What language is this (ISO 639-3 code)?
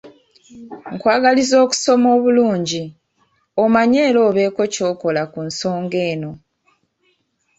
lug